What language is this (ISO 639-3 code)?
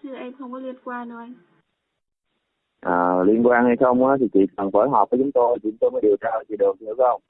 vie